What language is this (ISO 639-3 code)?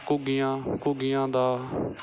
pan